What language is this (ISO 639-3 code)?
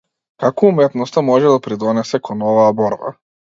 mkd